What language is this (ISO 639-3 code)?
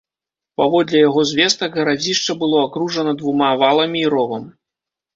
bel